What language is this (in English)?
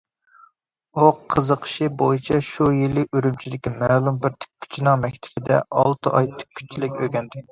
Uyghur